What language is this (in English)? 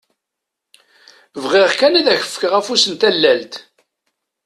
Kabyle